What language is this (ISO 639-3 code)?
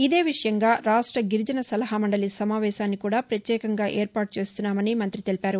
tel